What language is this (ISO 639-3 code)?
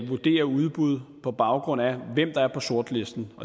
dan